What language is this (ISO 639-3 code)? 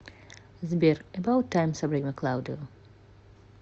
rus